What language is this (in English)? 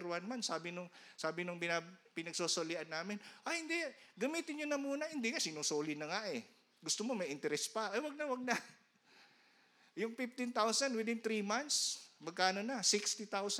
Filipino